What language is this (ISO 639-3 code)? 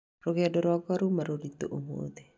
kik